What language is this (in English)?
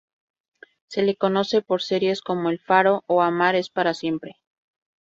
Spanish